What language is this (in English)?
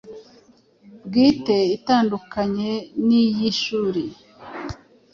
Kinyarwanda